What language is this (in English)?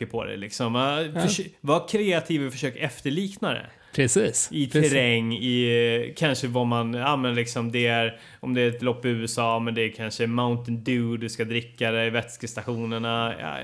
Swedish